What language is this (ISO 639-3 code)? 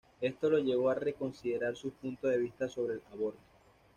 spa